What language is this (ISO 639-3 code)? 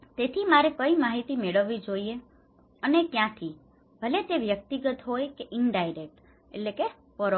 guj